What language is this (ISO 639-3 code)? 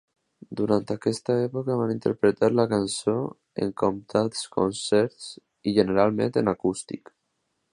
cat